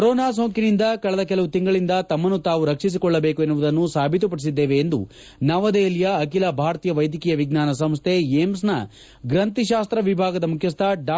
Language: Kannada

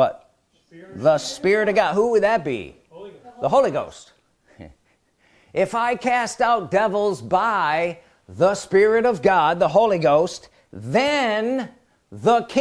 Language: English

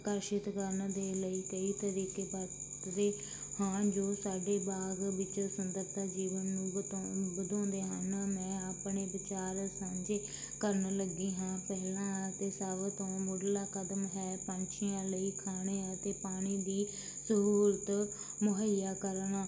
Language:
Punjabi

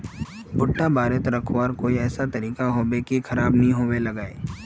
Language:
Magahi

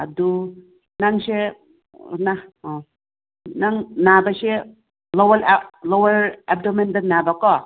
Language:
Manipuri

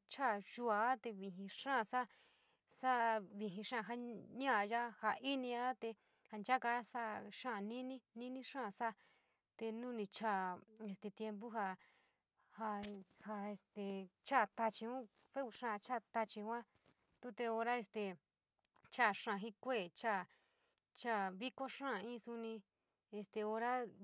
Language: San Miguel El Grande Mixtec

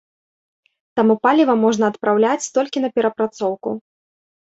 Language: Belarusian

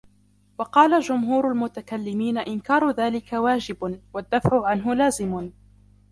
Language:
Arabic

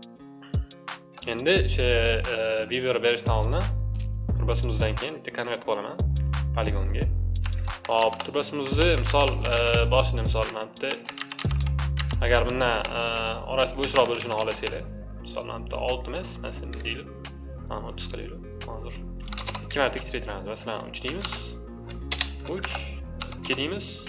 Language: Turkish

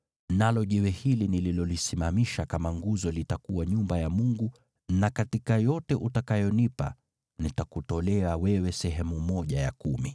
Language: Swahili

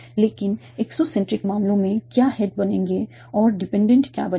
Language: Hindi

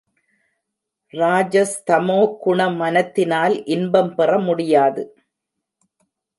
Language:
Tamil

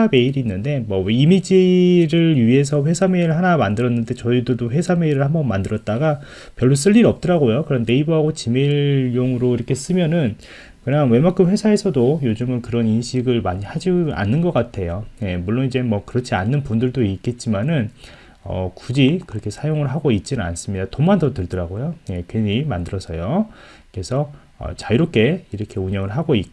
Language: Korean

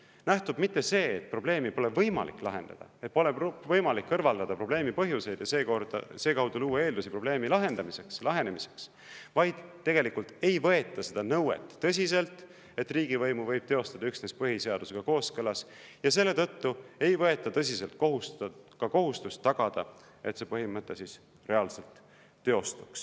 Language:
Estonian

